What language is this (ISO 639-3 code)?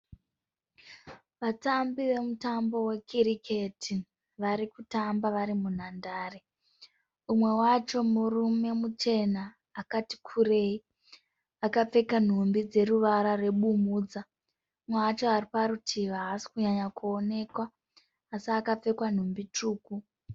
sna